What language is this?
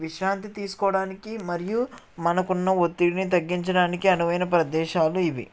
Telugu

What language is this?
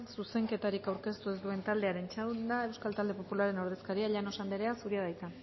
Basque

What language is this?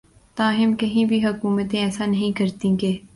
Urdu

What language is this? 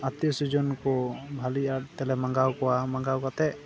Santali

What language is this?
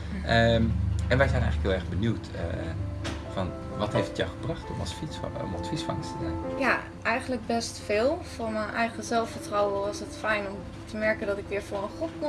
Dutch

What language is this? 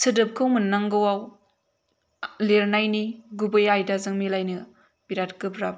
Bodo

